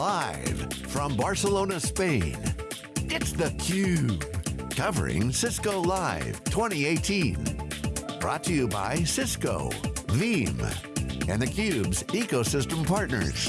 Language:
English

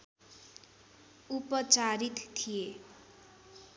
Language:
Nepali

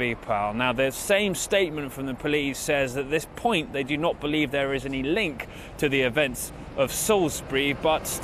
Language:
English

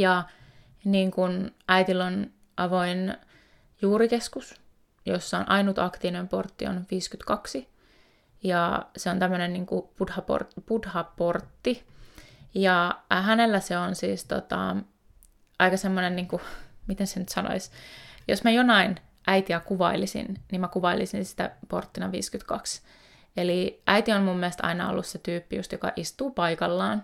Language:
Finnish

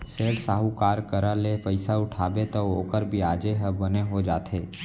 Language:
Chhattisgarhi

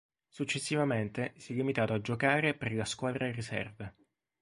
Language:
Italian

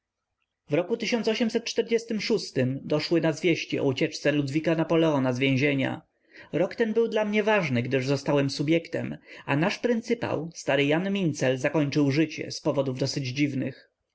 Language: Polish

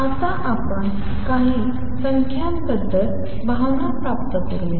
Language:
Marathi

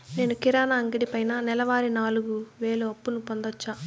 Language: Telugu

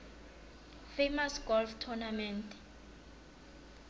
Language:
South Ndebele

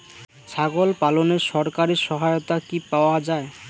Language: Bangla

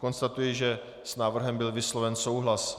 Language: Czech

